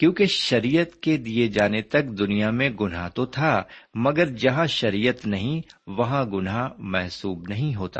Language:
Urdu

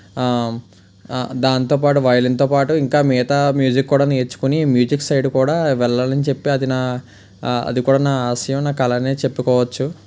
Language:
Telugu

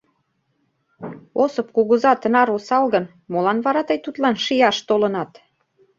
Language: Mari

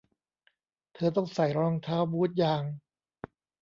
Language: Thai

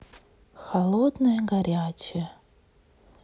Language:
Russian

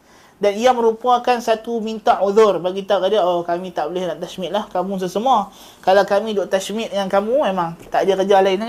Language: Malay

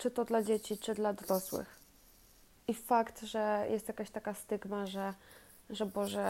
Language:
Polish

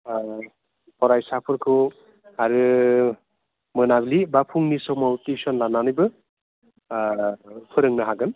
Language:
Bodo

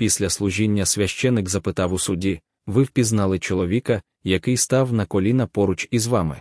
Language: Ukrainian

